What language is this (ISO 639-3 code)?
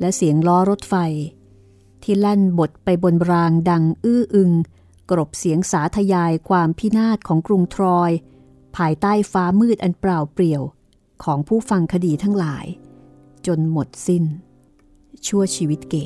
tha